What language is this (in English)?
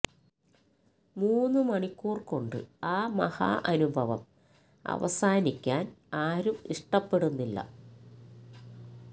Malayalam